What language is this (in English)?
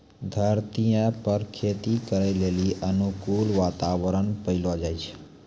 Maithili